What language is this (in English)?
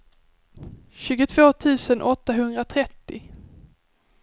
Swedish